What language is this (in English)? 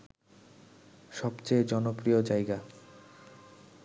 Bangla